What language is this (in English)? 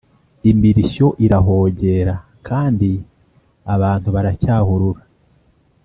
Kinyarwanda